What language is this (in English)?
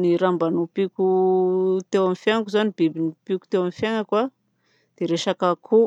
Southern Betsimisaraka Malagasy